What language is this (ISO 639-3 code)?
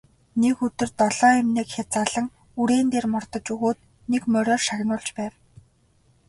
mon